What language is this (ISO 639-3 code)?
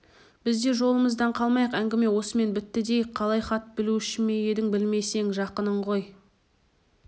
kaz